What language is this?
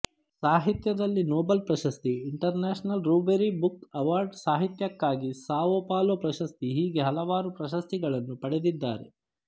Kannada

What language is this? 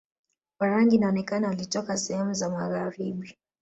Swahili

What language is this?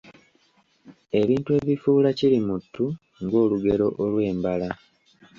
Ganda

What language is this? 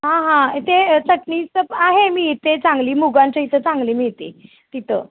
Marathi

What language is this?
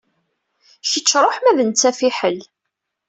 Kabyle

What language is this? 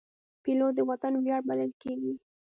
Pashto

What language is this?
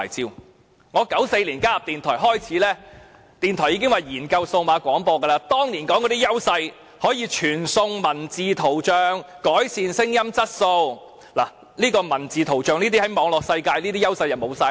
Cantonese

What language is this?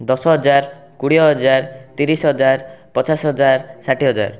Odia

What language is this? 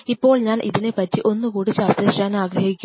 Malayalam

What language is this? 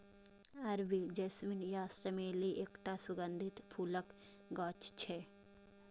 Maithili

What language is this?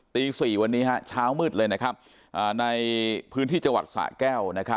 Thai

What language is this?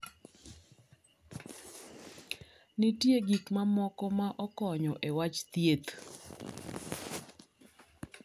Luo (Kenya and Tanzania)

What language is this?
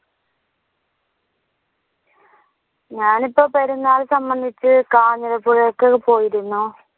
Malayalam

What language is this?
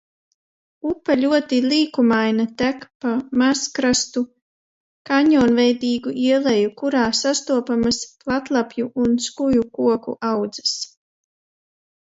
Latvian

